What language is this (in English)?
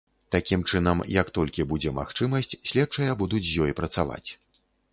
Belarusian